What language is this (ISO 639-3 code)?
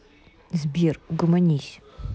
rus